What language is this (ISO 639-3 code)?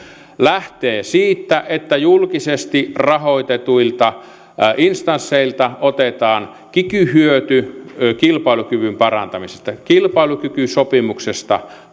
fin